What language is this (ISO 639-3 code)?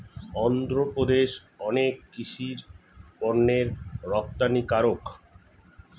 ben